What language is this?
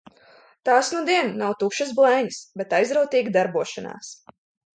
Latvian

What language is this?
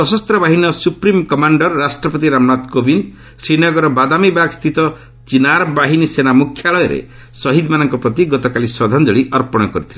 Odia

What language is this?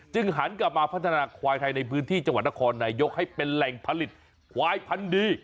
Thai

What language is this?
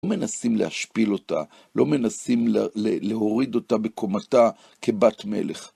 Hebrew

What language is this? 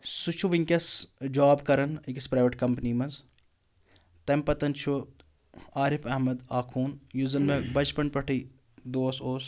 Kashmiri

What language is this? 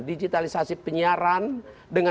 Indonesian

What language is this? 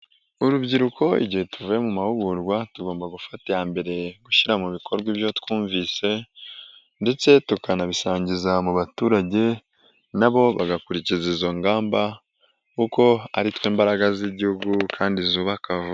Kinyarwanda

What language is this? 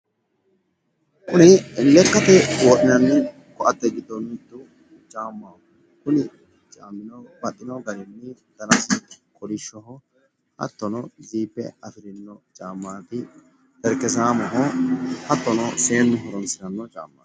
Sidamo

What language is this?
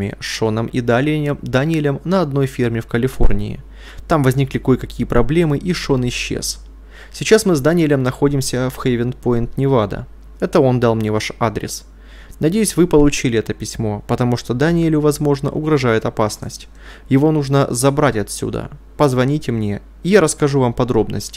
Russian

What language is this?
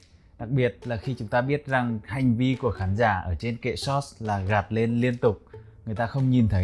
Vietnamese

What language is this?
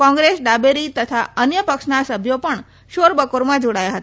Gujarati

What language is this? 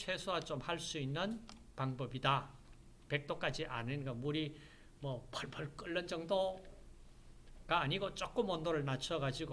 Korean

